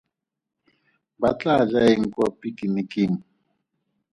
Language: Tswana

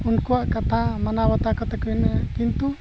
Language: Santali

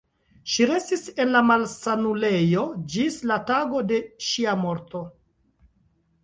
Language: Esperanto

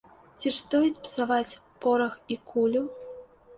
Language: Belarusian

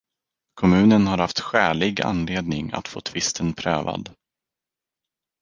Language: Swedish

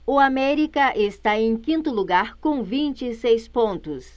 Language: Portuguese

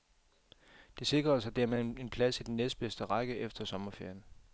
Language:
Danish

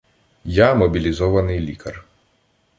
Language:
Ukrainian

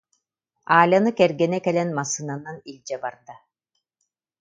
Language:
Yakut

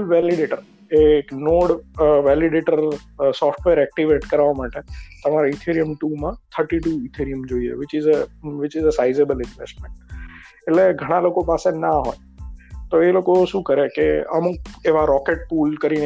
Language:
Gujarati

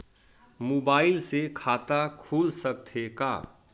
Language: Chhattisgarhi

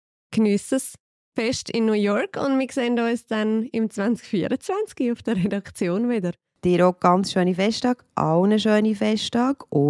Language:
German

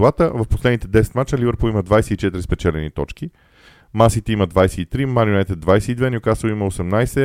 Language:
Bulgarian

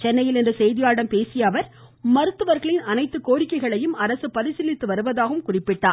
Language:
Tamil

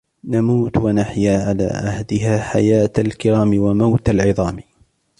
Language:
Arabic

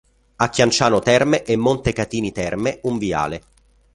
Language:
Italian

